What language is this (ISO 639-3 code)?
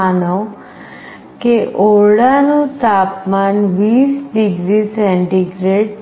guj